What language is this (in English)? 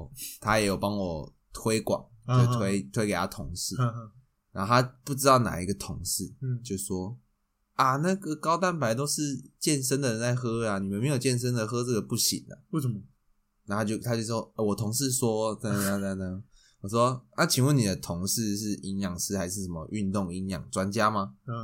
Chinese